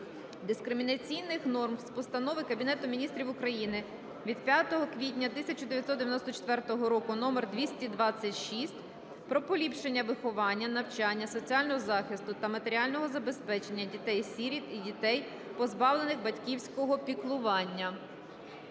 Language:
Ukrainian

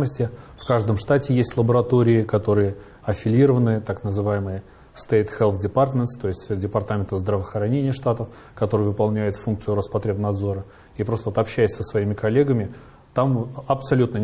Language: Russian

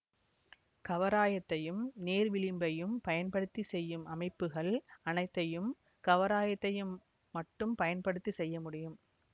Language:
Tamil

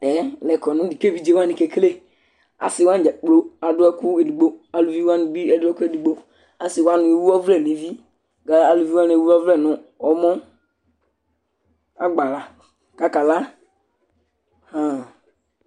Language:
Ikposo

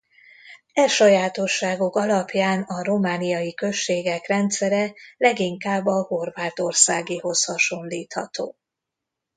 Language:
Hungarian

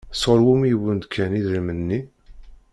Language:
Kabyle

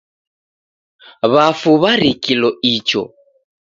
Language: Taita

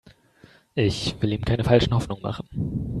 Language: German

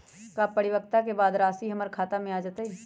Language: Magahi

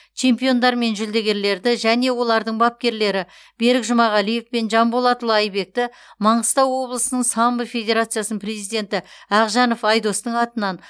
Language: Kazakh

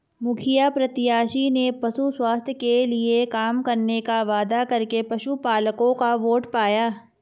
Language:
Hindi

